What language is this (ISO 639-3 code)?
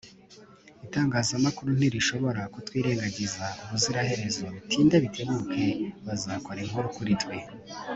kin